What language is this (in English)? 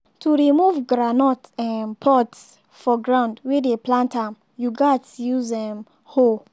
Nigerian Pidgin